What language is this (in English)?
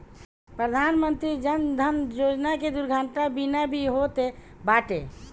Bhojpuri